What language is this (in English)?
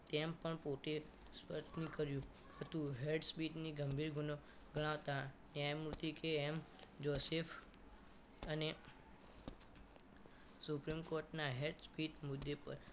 Gujarati